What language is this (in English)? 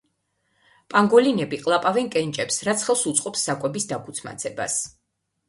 Georgian